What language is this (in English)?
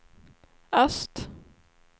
Swedish